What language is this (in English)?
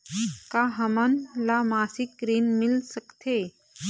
Chhattisgarhi